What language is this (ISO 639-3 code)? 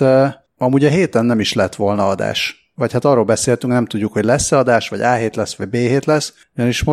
hun